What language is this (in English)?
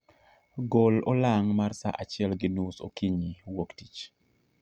Luo (Kenya and Tanzania)